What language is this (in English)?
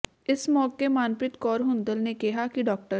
Punjabi